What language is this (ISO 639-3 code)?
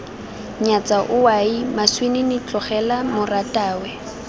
tsn